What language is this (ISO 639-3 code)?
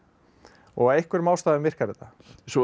isl